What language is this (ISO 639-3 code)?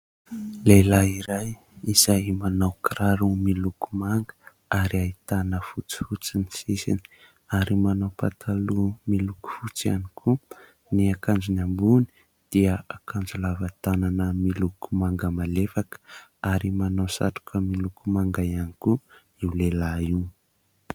mlg